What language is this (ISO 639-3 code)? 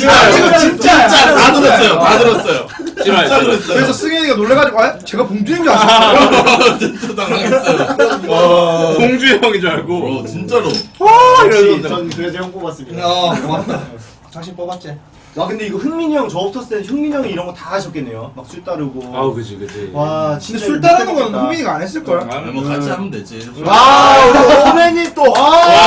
kor